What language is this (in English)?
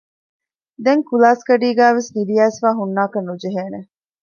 Divehi